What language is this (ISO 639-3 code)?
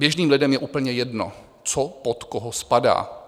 ces